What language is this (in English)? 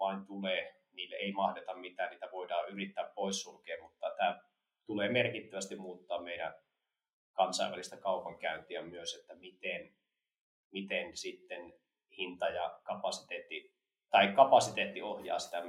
Finnish